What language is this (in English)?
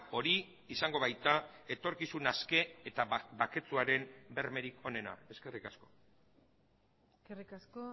Basque